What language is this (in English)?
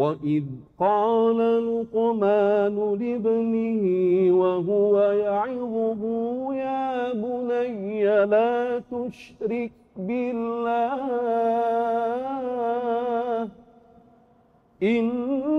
Malay